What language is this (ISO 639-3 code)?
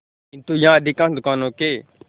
hin